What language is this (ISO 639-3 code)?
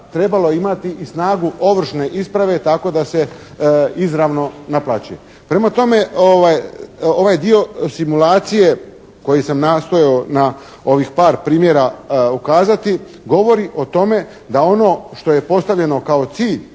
hrv